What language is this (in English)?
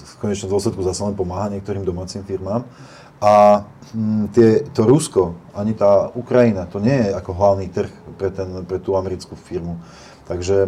Slovak